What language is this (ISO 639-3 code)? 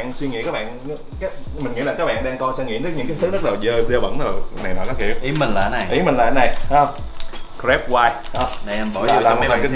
vie